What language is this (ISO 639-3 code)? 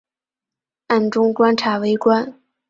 zho